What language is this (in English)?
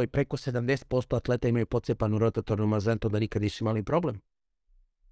Croatian